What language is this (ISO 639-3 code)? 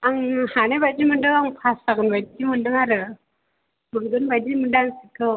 brx